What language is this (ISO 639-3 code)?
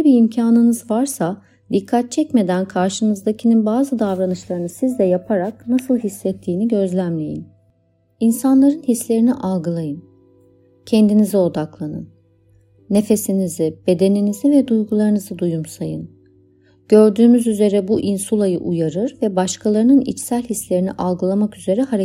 tur